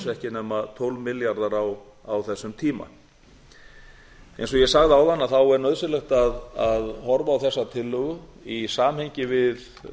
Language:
Icelandic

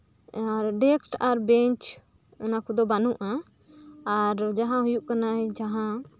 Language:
Santali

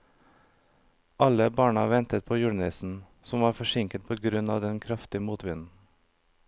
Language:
Norwegian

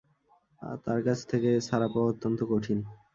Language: Bangla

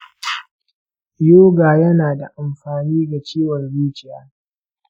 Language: Hausa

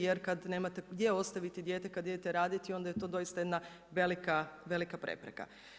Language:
Croatian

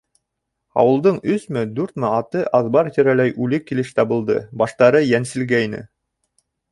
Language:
Bashkir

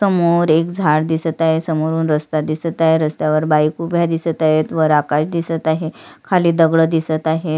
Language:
Marathi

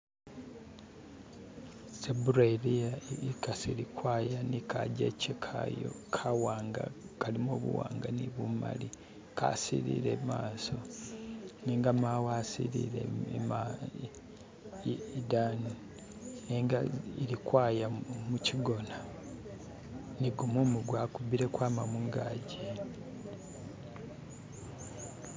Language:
Masaaba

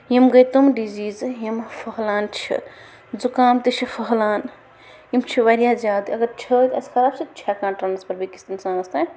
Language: Kashmiri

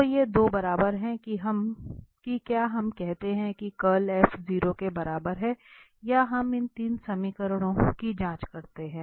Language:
Hindi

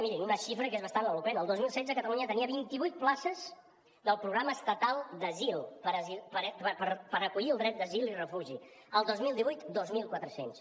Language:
Catalan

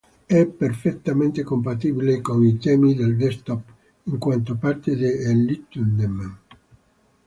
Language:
Italian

